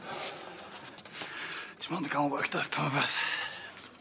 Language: Welsh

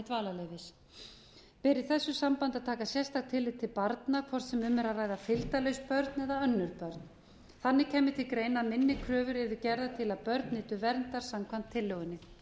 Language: Icelandic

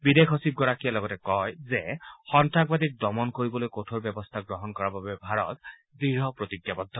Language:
Assamese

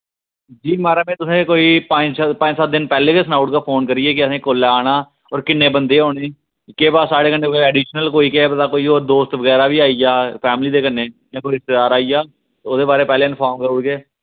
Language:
Dogri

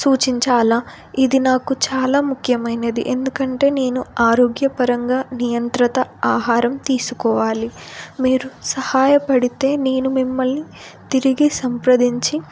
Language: Telugu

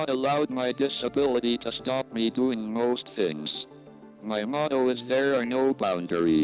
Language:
Indonesian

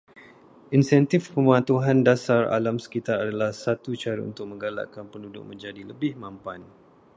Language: Malay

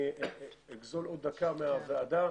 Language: Hebrew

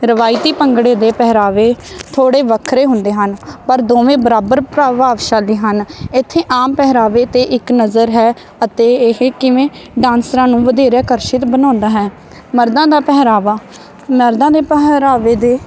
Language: Punjabi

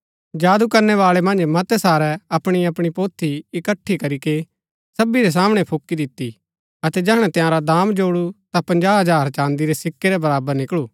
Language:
Gaddi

